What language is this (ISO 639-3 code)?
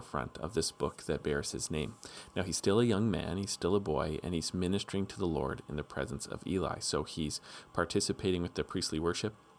eng